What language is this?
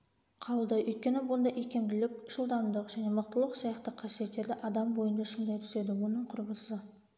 Kazakh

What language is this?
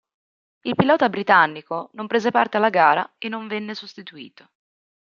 Italian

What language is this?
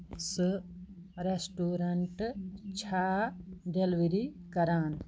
Kashmiri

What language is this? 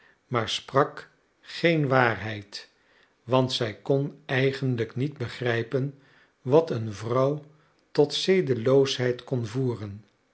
Dutch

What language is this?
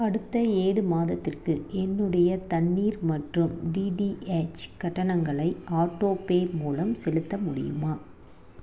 Tamil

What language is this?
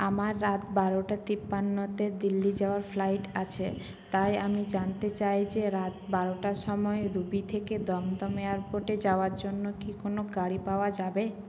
Bangla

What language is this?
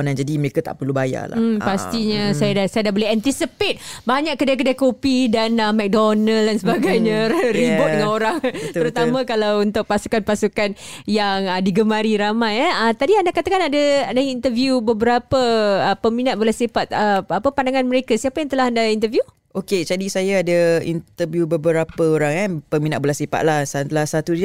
Malay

